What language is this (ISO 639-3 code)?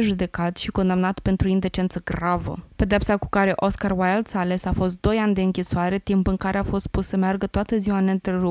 ron